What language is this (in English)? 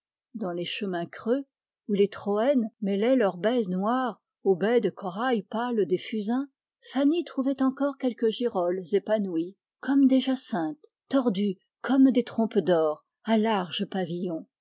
French